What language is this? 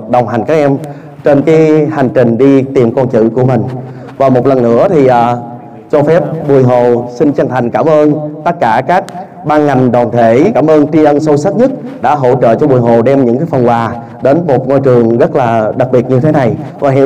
Vietnamese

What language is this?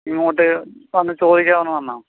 Malayalam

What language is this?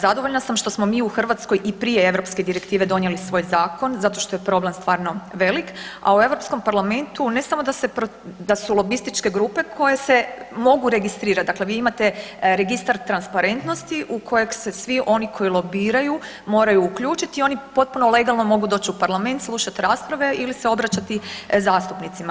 Croatian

